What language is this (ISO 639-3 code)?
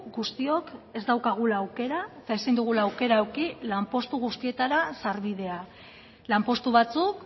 eus